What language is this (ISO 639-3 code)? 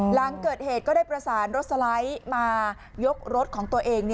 tha